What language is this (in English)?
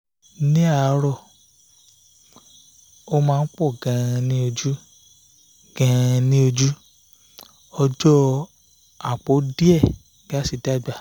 Yoruba